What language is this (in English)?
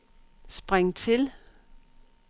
Danish